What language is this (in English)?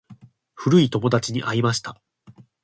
Japanese